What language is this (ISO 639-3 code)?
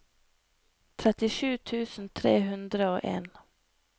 nor